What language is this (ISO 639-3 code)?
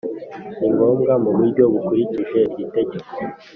kin